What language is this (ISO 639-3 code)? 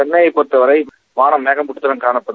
tam